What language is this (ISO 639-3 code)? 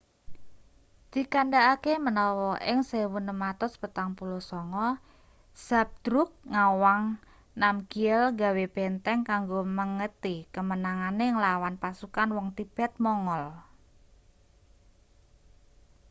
jav